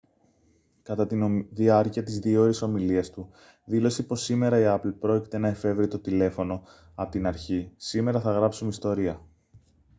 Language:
Greek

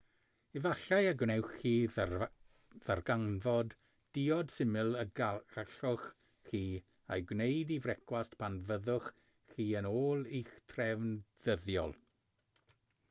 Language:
Welsh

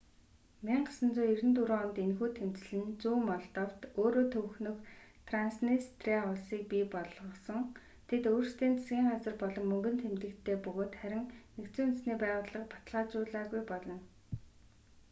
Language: Mongolian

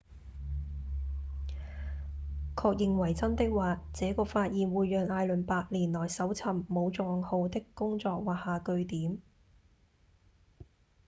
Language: Cantonese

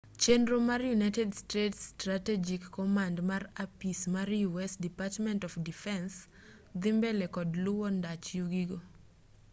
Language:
Luo (Kenya and Tanzania)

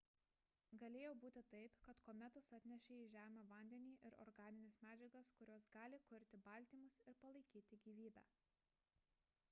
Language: Lithuanian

